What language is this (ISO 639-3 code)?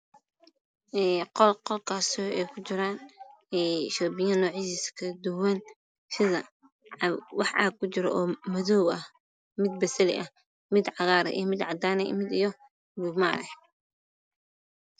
som